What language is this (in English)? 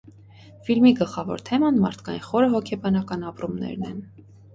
Armenian